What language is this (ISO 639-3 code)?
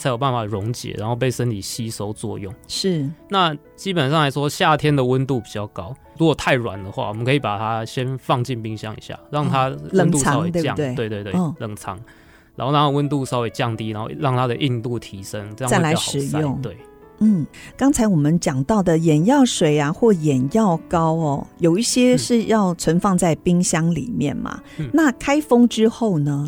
zho